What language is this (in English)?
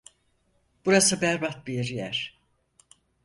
Turkish